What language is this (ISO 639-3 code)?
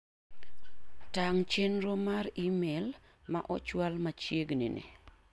luo